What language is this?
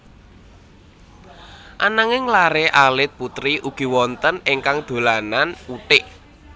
Javanese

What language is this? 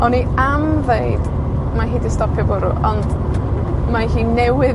Welsh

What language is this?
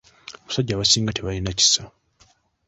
Ganda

